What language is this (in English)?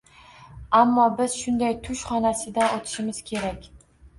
Uzbek